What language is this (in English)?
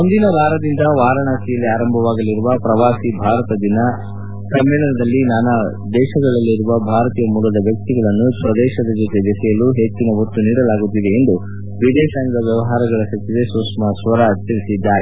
Kannada